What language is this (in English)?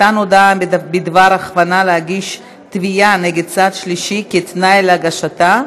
Hebrew